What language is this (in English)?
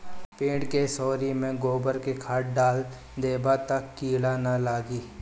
Bhojpuri